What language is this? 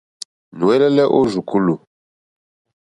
Mokpwe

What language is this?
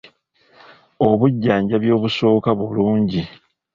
Ganda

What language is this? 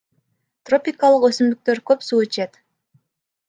Kyrgyz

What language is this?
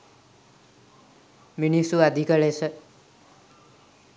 Sinhala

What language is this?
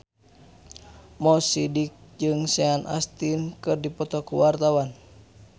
Sundanese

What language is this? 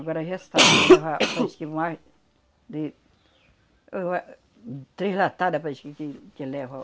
Portuguese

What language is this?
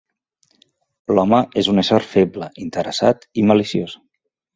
Catalan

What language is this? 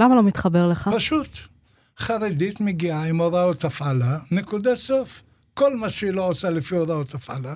Hebrew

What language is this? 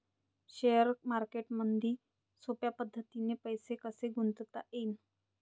Marathi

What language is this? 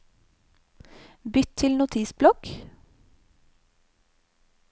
Norwegian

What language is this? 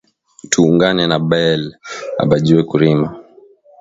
Swahili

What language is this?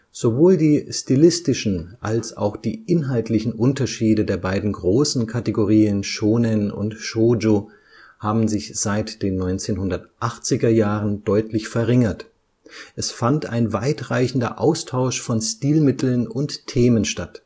German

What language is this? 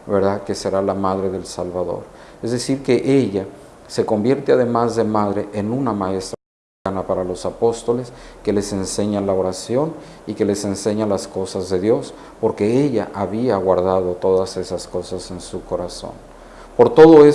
Spanish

